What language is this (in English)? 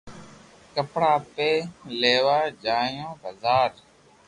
Loarki